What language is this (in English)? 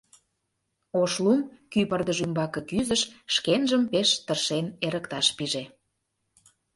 Mari